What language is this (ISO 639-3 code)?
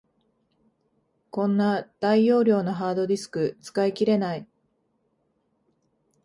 jpn